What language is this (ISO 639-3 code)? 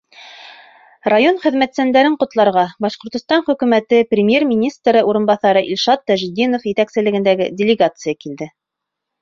bak